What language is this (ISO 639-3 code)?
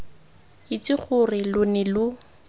tsn